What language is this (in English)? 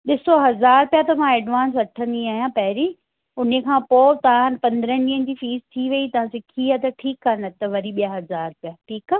Sindhi